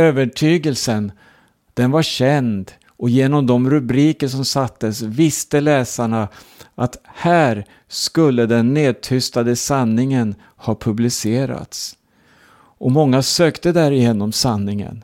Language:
Swedish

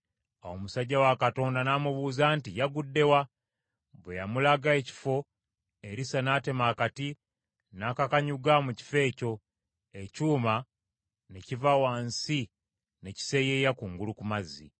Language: Ganda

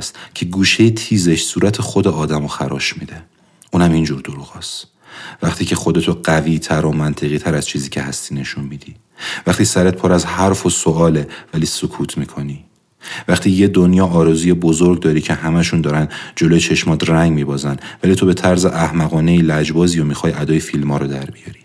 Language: Persian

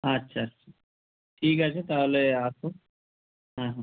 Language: Bangla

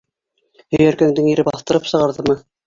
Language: Bashkir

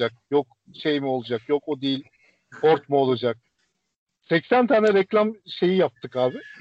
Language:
Turkish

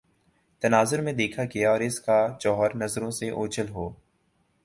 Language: Urdu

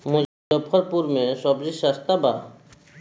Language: Bhojpuri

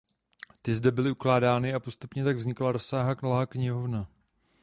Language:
Czech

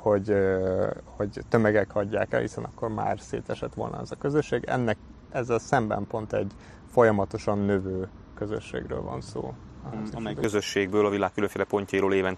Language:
Hungarian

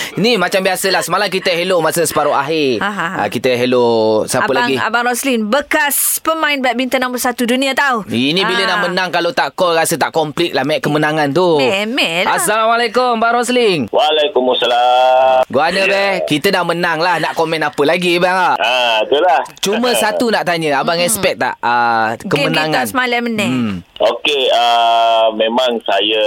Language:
Malay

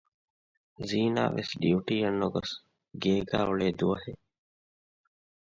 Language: Divehi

